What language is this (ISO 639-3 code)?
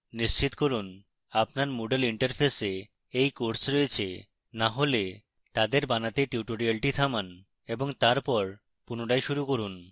ben